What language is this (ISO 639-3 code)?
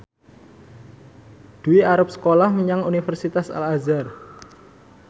jav